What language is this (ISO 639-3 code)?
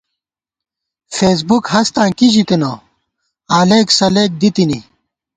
gwt